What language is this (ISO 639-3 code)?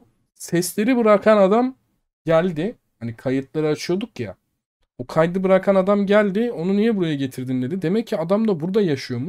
tur